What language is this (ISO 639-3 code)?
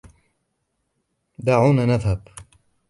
ara